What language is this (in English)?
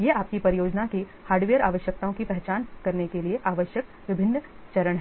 Hindi